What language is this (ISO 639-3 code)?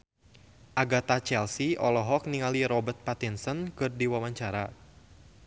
sun